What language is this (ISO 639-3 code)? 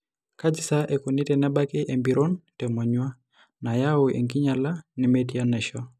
mas